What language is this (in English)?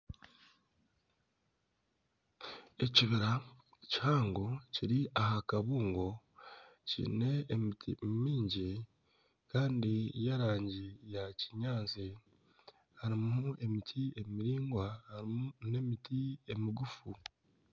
Nyankole